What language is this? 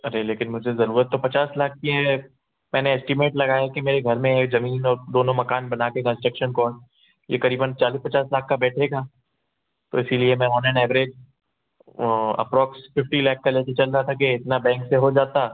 Hindi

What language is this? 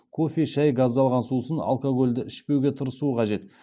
Kazakh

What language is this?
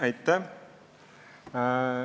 Estonian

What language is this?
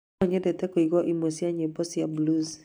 Kikuyu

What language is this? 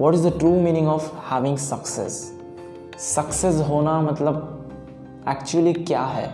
Hindi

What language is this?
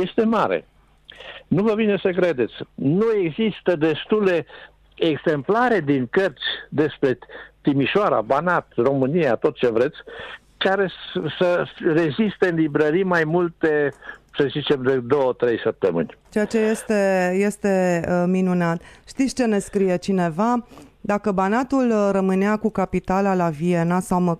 Romanian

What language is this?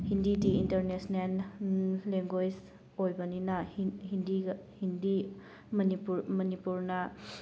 Manipuri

